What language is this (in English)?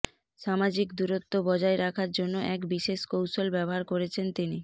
Bangla